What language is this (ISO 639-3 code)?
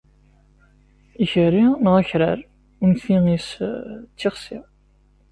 kab